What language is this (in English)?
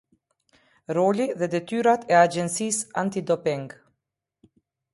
Albanian